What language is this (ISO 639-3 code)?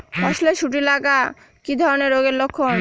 ben